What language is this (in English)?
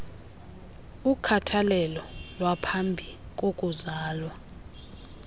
Xhosa